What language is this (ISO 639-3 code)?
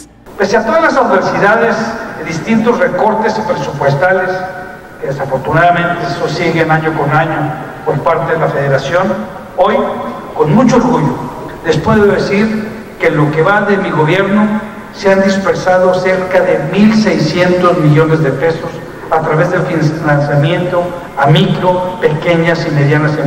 spa